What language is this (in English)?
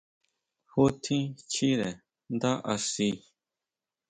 Huautla Mazatec